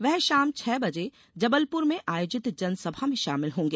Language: Hindi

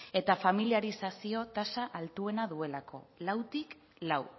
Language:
Basque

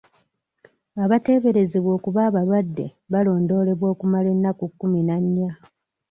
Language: Ganda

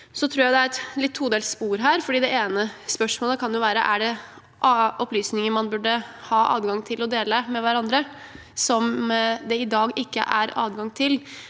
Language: Norwegian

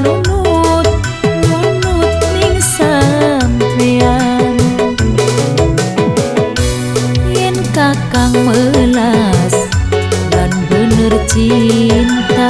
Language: Indonesian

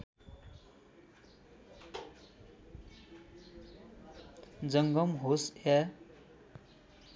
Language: Nepali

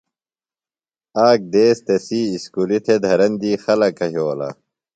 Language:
Phalura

